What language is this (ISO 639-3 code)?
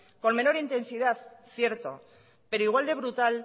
spa